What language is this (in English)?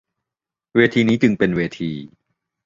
Thai